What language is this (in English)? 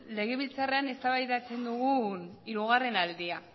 Basque